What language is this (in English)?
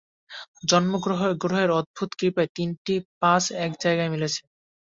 Bangla